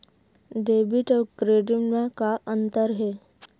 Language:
Chhattisgarhi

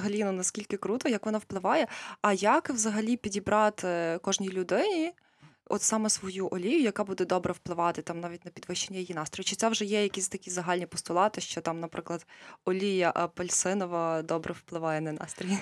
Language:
Ukrainian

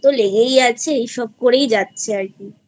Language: Bangla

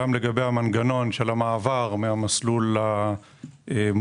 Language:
Hebrew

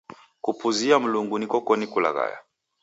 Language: Taita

